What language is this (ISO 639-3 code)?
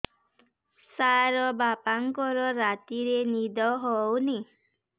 ori